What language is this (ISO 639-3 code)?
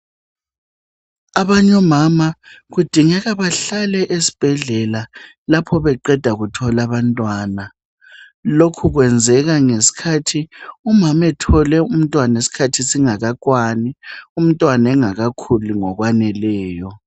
nde